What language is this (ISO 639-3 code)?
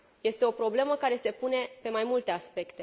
ron